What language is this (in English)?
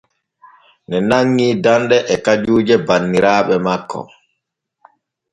Borgu Fulfulde